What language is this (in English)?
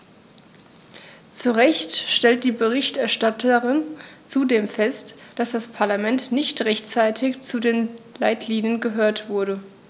German